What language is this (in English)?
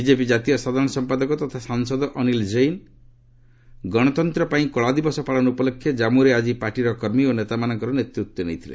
Odia